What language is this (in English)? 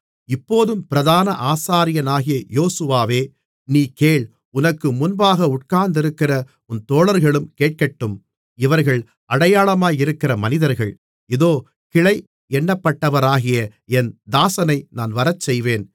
Tamil